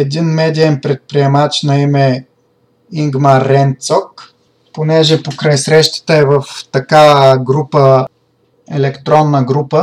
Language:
Bulgarian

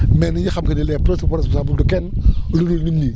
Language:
Wolof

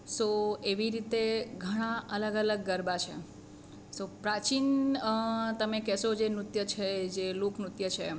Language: Gujarati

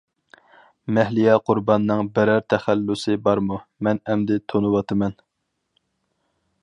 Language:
Uyghur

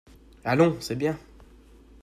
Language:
French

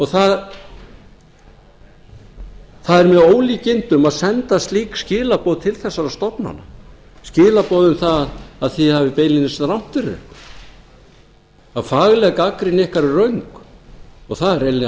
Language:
Icelandic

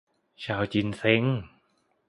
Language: Thai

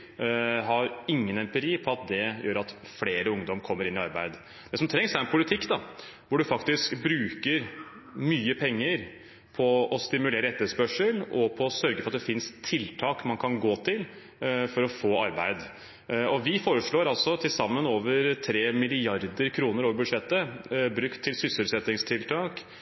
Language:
Norwegian Bokmål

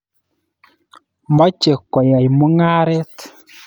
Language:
Kalenjin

